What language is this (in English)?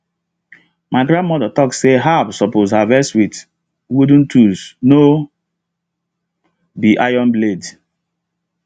Nigerian Pidgin